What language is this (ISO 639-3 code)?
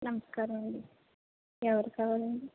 tel